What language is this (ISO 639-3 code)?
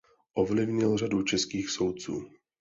ces